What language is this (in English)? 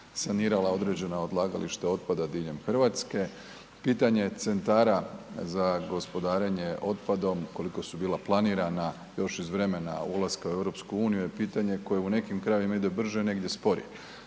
Croatian